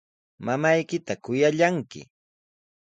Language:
Sihuas Ancash Quechua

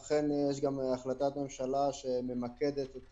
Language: Hebrew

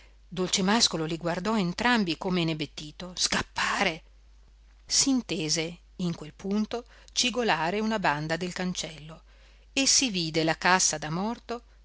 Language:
Italian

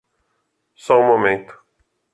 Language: Portuguese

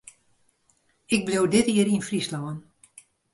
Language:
Western Frisian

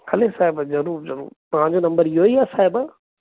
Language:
Sindhi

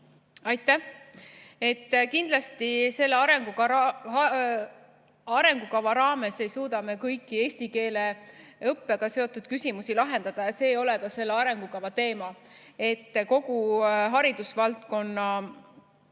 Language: Estonian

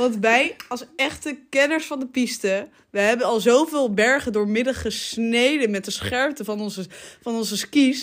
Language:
Dutch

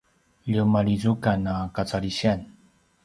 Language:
Paiwan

